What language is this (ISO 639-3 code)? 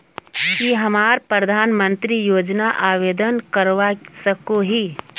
mag